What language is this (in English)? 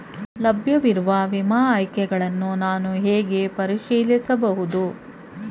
Kannada